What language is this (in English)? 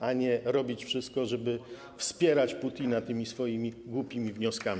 Polish